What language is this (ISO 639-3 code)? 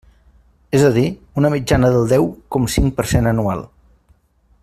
cat